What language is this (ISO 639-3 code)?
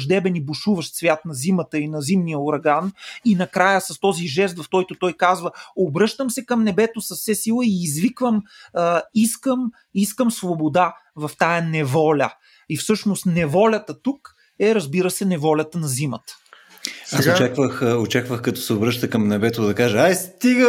bul